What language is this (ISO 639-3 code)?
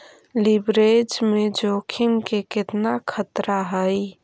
mag